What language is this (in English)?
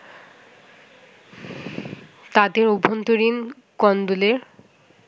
Bangla